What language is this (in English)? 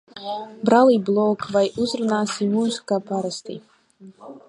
Latvian